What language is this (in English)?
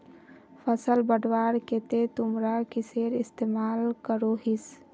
Magahi